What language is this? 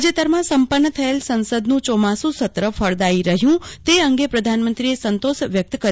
Gujarati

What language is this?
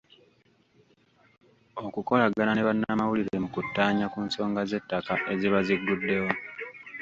Ganda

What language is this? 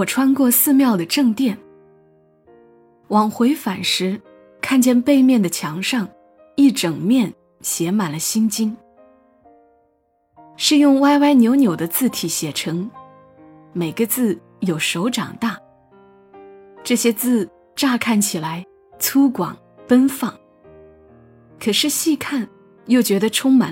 Chinese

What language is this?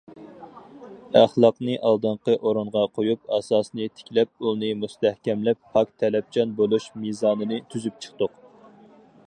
Uyghur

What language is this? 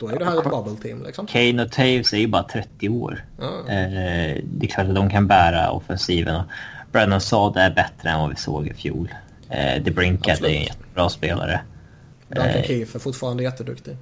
Swedish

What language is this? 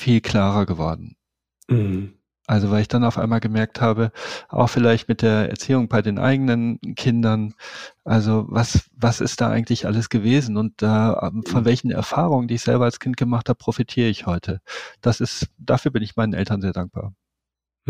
German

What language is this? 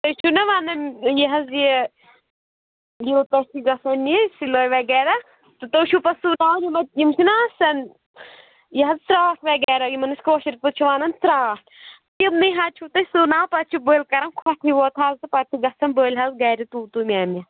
Kashmiri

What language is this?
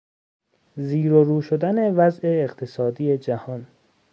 Persian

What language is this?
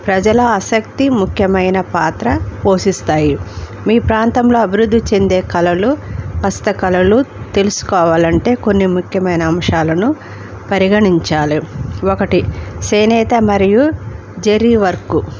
Telugu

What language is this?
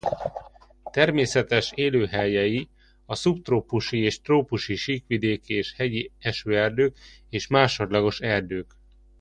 Hungarian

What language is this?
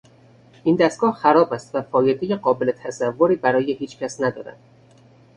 Persian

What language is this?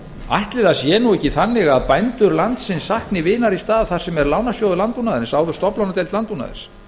Icelandic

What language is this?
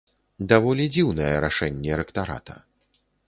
Belarusian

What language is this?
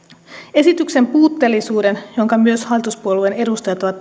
Finnish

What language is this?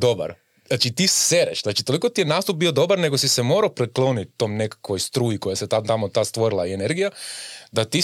Croatian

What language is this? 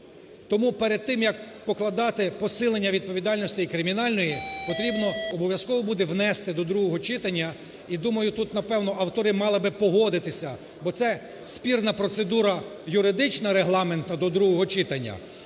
Ukrainian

